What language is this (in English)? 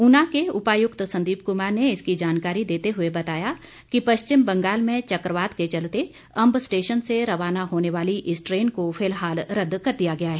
Hindi